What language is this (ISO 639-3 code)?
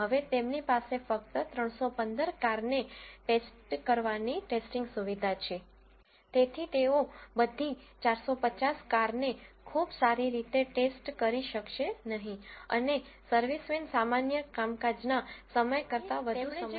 guj